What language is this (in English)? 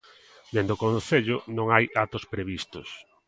Galician